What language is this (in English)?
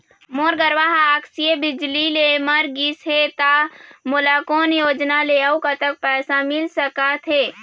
Chhattisgarhi